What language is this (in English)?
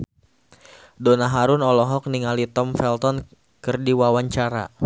Sundanese